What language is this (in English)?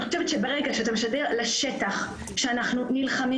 Hebrew